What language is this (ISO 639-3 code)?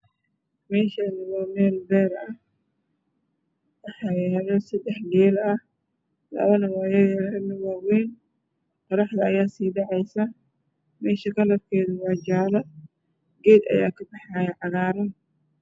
som